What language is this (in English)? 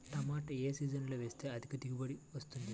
Telugu